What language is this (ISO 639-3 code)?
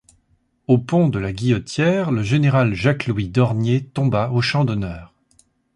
fra